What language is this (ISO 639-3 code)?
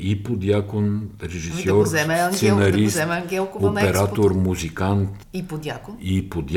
bul